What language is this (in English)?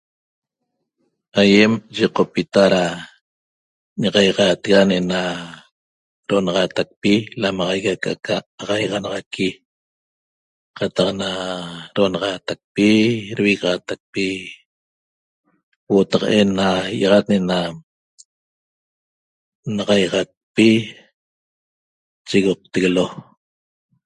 Toba